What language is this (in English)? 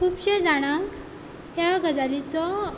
Konkani